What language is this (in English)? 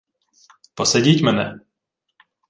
Ukrainian